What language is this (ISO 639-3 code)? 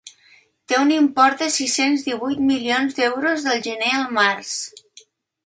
cat